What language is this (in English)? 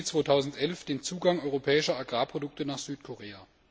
German